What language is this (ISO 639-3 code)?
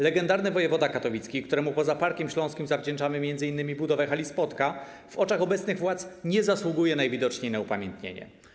pol